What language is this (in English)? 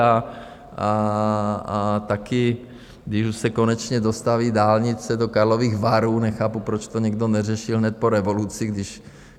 Czech